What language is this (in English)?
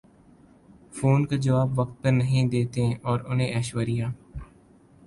Urdu